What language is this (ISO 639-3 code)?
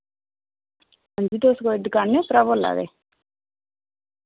doi